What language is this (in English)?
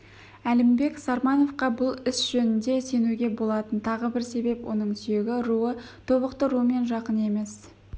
Kazakh